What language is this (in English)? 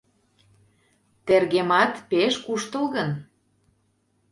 Mari